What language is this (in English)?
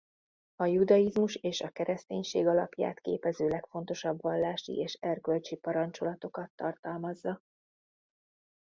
Hungarian